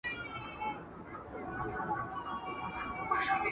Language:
Pashto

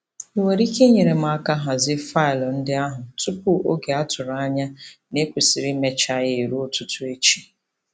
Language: Igbo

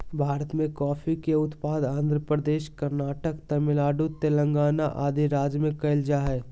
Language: Magahi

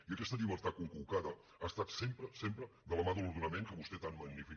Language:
Catalan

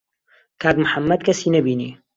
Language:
Central Kurdish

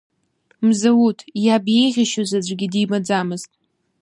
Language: Abkhazian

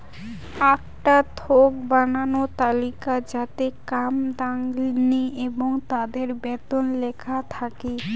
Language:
Bangla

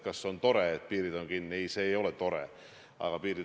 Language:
Estonian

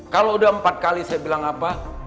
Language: Indonesian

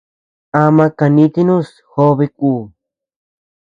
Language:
Tepeuxila Cuicatec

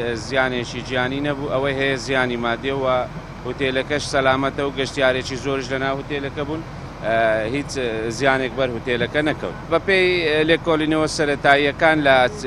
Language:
Arabic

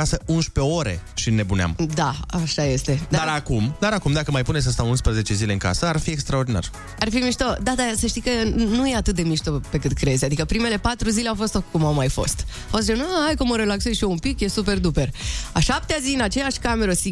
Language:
Romanian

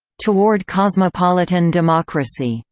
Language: English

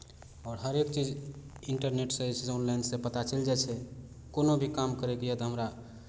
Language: Maithili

